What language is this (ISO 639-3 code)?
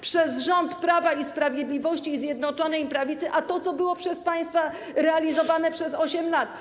pol